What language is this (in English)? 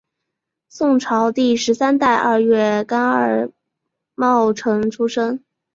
Chinese